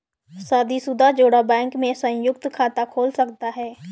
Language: Hindi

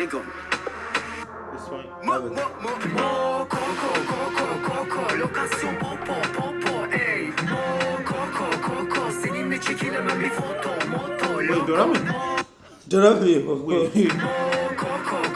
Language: Turkish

